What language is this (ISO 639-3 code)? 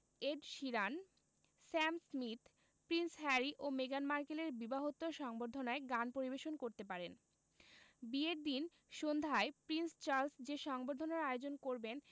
ben